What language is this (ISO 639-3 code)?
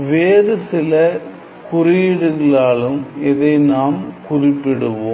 tam